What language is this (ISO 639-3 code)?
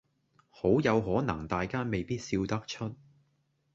yue